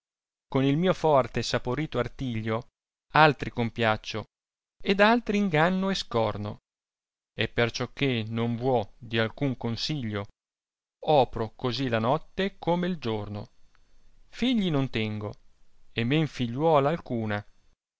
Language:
Italian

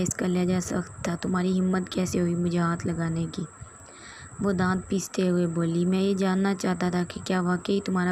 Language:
Hindi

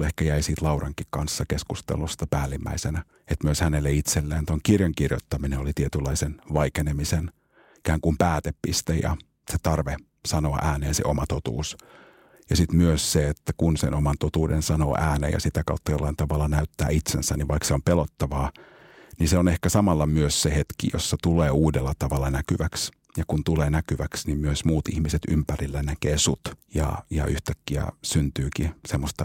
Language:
Finnish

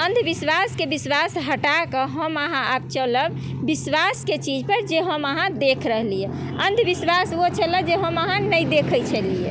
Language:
Maithili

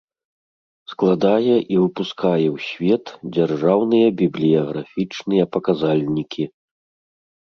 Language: Belarusian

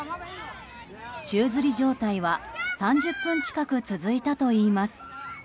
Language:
Japanese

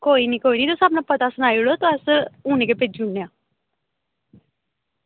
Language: Dogri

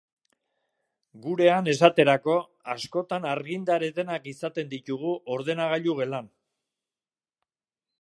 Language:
Basque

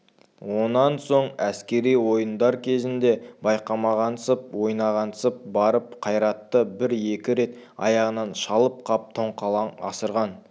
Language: Kazakh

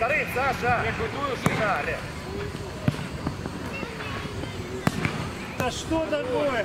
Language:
Russian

